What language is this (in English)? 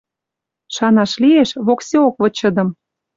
Western Mari